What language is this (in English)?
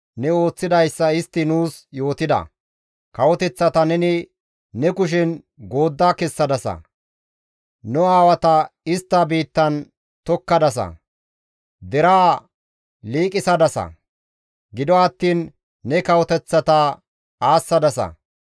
Gamo